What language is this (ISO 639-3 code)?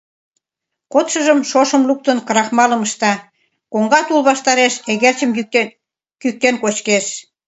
chm